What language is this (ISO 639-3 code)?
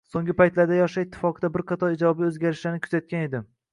uzb